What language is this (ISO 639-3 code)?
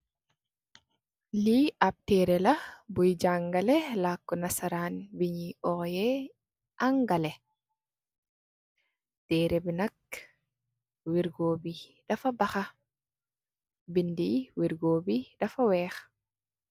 wol